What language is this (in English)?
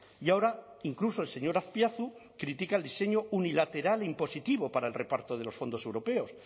Spanish